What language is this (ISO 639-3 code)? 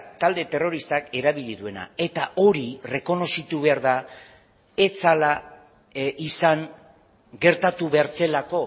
eus